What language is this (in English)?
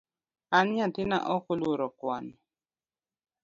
Luo (Kenya and Tanzania)